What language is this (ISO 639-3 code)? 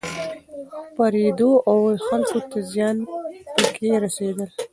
pus